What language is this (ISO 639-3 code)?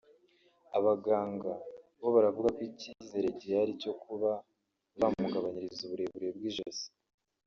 kin